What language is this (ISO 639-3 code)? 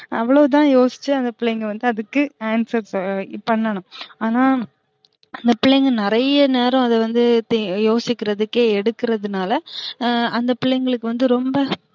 tam